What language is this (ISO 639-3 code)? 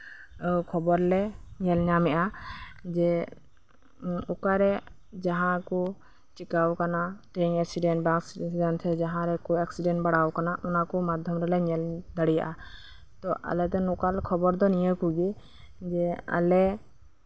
sat